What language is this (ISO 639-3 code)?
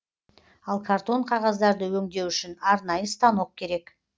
kaz